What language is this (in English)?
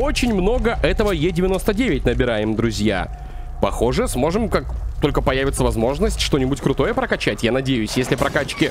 Russian